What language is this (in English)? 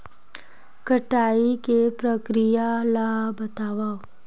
Chhattisgarhi